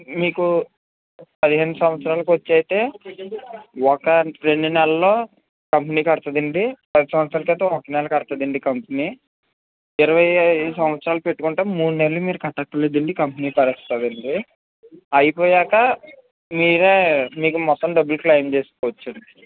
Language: Telugu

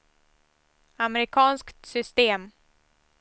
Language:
Swedish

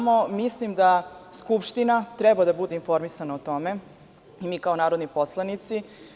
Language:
Serbian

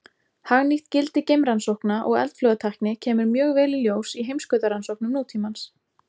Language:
Icelandic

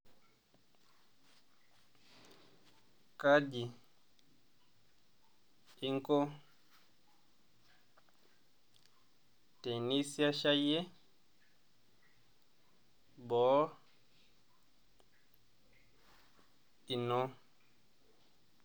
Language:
Masai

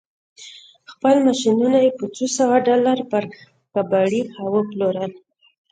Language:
Pashto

